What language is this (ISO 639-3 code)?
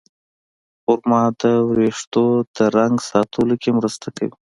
pus